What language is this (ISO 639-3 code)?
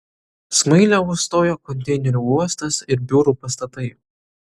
lit